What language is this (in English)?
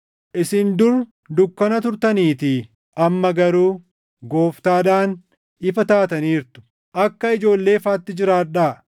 Oromo